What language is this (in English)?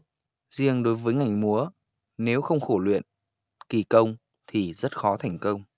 Vietnamese